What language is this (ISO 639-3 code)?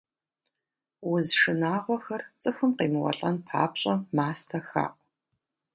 kbd